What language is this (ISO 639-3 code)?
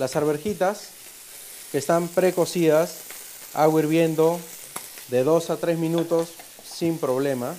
spa